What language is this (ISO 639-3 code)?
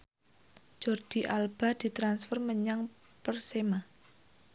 jav